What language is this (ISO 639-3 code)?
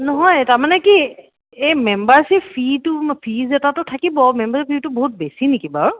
asm